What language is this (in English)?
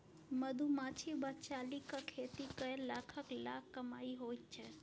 Maithili